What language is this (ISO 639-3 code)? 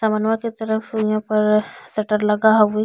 bho